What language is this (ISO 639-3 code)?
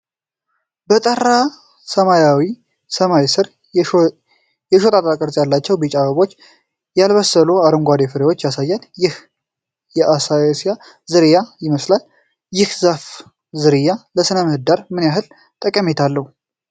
amh